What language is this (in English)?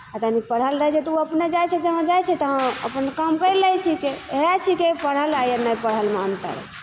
Maithili